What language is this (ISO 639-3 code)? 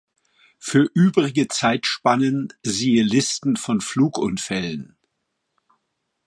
deu